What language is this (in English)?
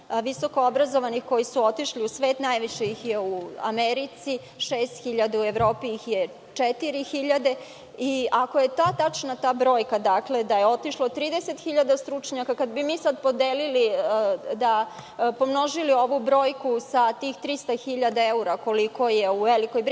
Serbian